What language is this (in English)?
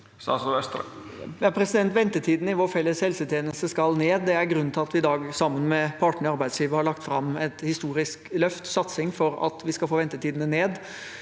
Norwegian